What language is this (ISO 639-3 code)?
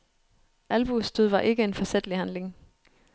dan